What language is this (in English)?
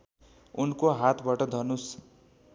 Nepali